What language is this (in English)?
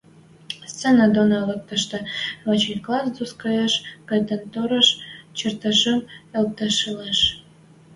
Western Mari